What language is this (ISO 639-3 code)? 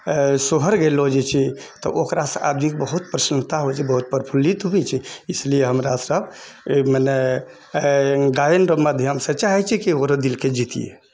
mai